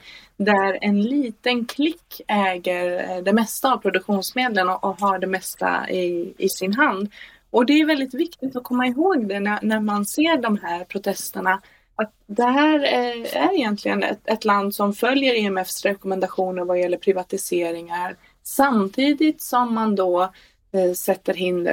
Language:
Swedish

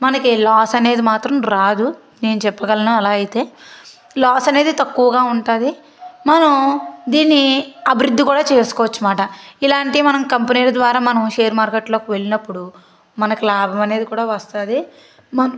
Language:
Telugu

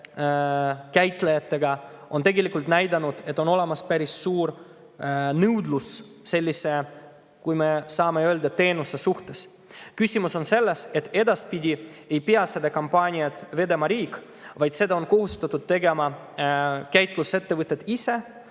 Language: Estonian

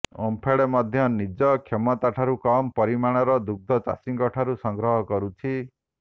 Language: Odia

